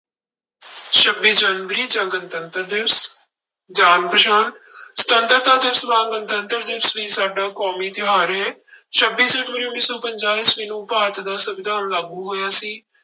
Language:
Punjabi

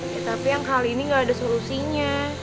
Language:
Indonesian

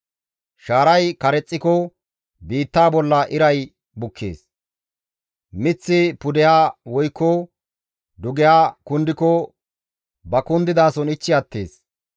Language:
Gamo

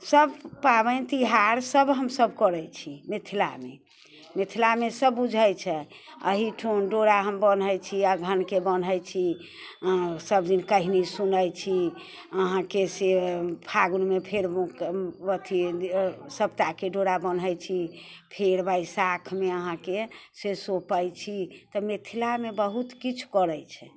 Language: Maithili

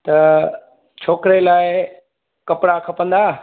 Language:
Sindhi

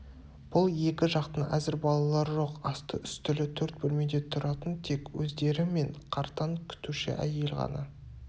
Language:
Kazakh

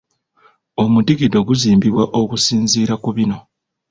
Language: Ganda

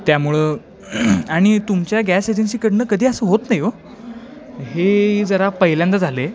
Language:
Marathi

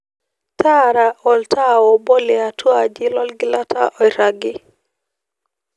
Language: Masai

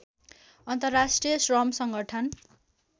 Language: Nepali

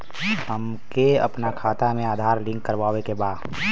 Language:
Bhojpuri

